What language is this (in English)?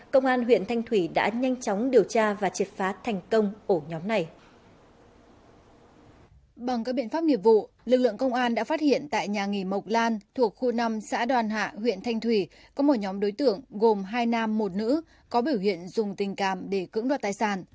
Vietnamese